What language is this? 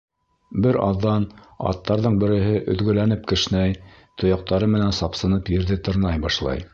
Bashkir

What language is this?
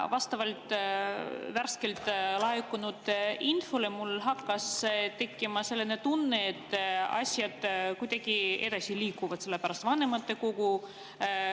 Estonian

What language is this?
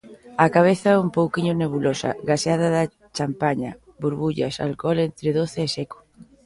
Galician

